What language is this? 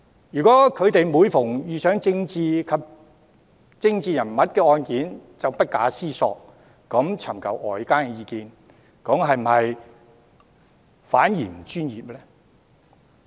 Cantonese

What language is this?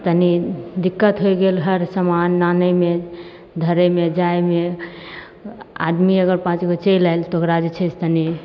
Maithili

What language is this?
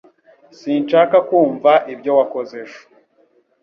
Kinyarwanda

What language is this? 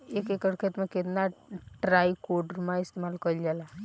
Bhojpuri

